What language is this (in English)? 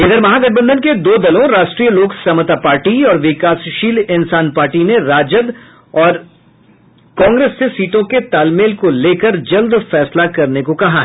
Hindi